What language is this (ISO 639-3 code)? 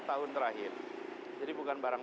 ind